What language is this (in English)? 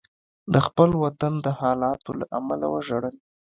Pashto